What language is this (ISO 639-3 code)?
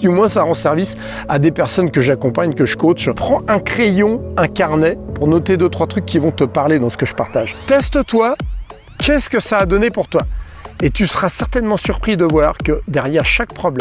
fra